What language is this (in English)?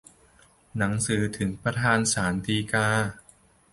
Thai